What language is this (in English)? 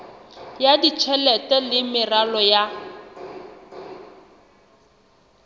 Southern Sotho